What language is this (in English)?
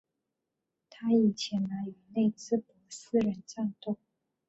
Chinese